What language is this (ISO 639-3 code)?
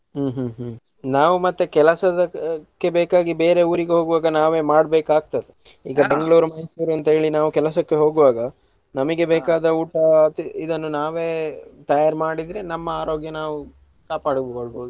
kan